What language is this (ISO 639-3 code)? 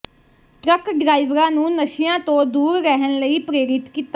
pan